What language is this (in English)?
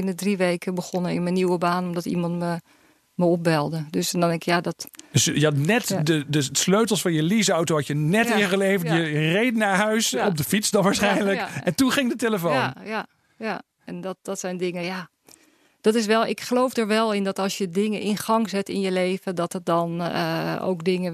Dutch